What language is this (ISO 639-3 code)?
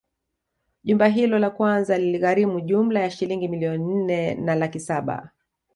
swa